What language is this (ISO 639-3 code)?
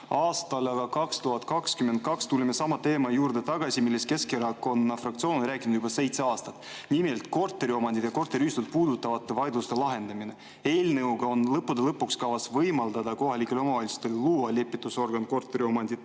est